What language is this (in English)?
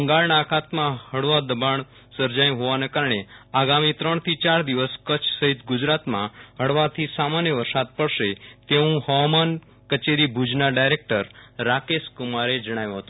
Gujarati